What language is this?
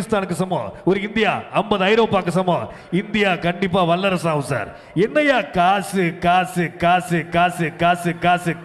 Tamil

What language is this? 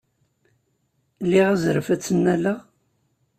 Kabyle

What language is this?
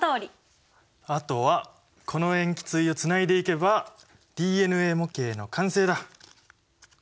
Japanese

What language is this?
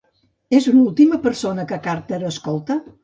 Catalan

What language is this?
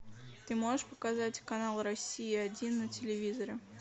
Russian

